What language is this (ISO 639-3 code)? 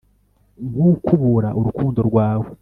kin